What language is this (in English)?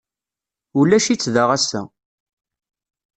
Kabyle